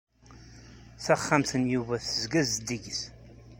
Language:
Kabyle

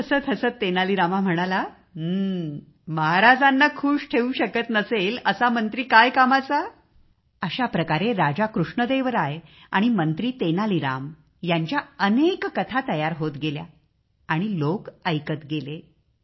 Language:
Marathi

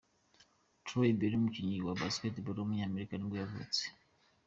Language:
Kinyarwanda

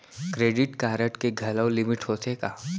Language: Chhattisgarhi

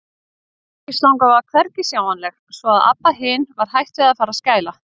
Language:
Icelandic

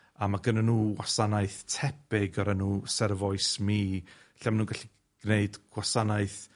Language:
Welsh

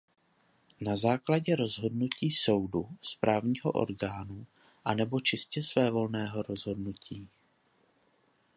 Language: Czech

